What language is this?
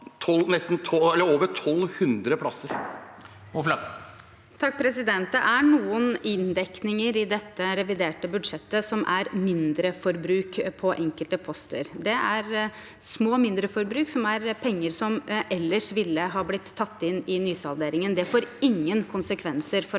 Norwegian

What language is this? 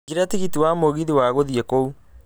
Kikuyu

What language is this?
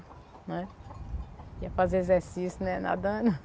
Portuguese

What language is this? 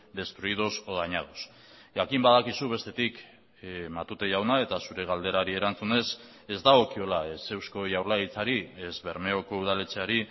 Basque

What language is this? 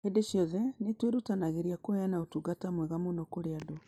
Kikuyu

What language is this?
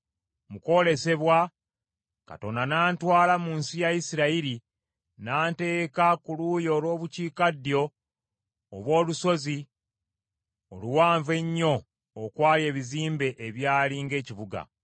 Ganda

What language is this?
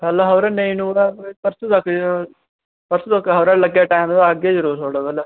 Dogri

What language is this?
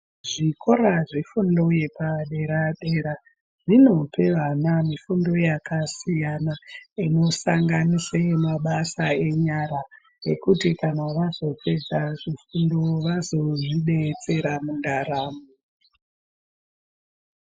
Ndau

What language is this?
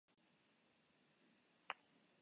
Spanish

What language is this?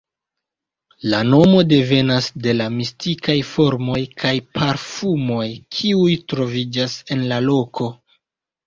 Esperanto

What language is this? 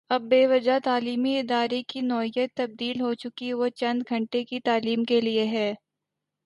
Urdu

